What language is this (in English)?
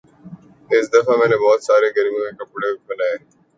Urdu